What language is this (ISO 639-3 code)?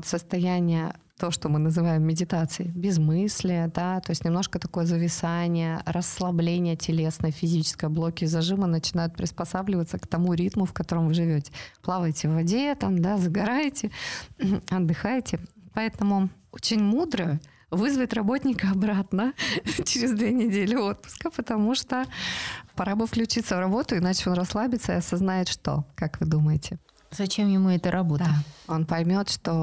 rus